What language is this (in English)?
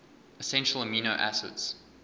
English